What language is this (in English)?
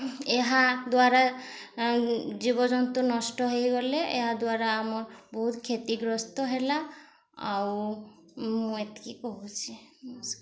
Odia